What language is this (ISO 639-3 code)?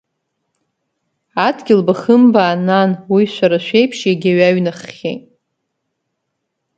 abk